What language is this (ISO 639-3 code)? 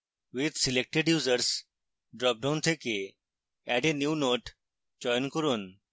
ben